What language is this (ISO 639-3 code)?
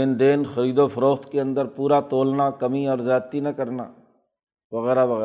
urd